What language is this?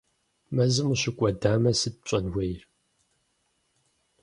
Kabardian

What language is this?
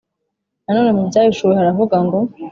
Kinyarwanda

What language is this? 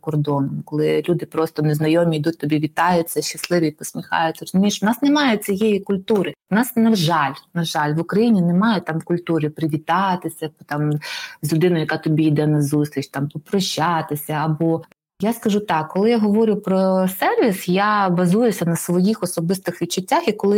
Ukrainian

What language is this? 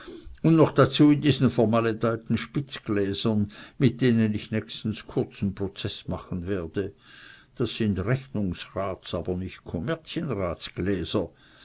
German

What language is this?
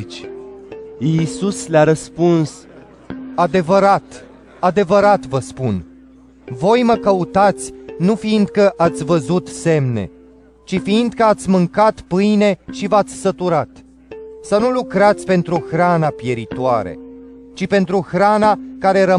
Romanian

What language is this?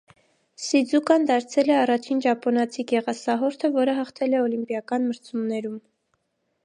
Armenian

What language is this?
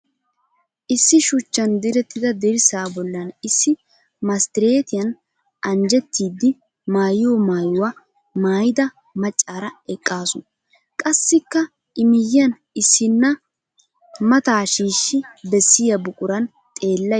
Wolaytta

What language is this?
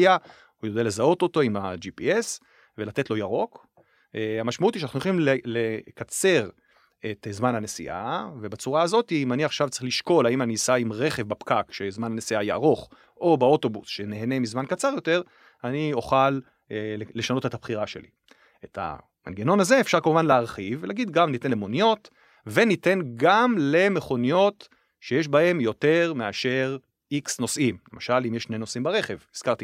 Hebrew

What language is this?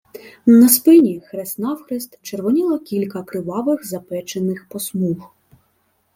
Ukrainian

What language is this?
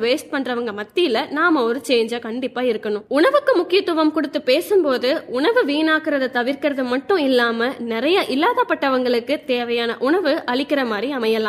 Tamil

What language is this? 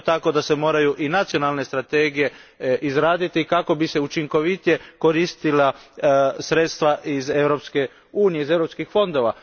Croatian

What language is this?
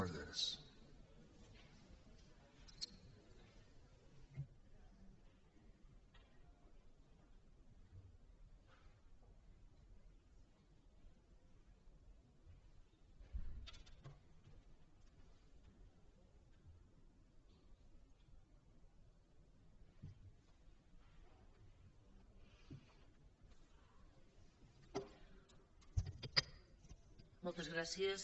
Catalan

